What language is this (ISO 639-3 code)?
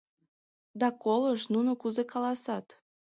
chm